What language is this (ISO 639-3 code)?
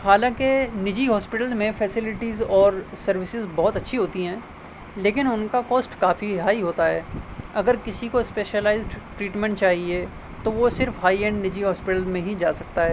urd